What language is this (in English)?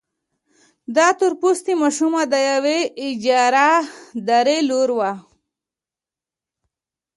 Pashto